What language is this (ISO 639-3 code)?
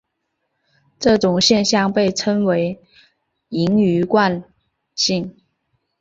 zho